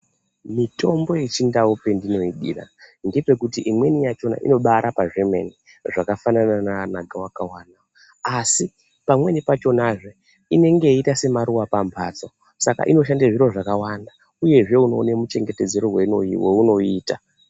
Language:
Ndau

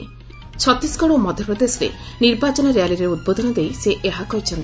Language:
Odia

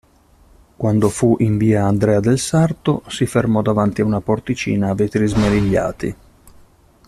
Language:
Italian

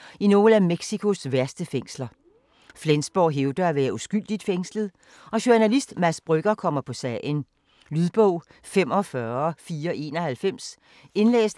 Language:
Danish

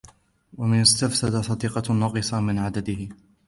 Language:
Arabic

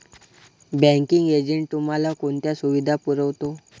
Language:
Marathi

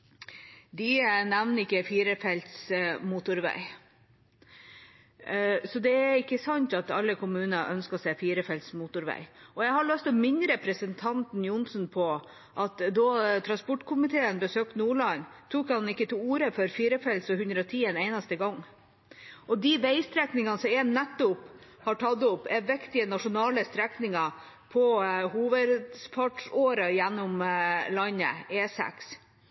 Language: Norwegian Bokmål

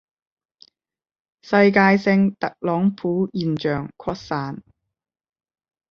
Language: Cantonese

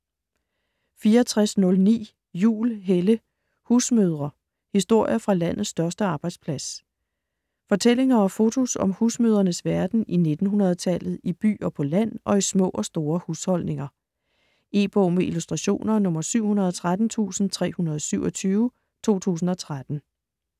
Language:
Danish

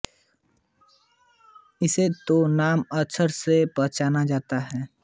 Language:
Hindi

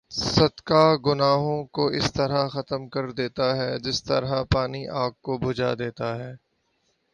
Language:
Urdu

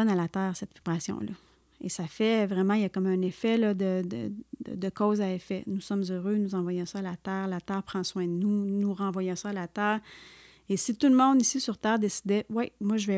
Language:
French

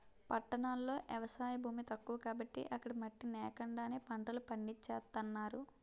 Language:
Telugu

